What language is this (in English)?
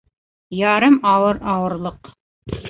Bashkir